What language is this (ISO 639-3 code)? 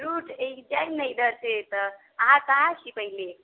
mai